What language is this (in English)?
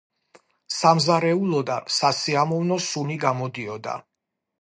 Georgian